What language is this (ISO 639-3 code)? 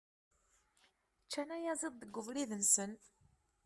kab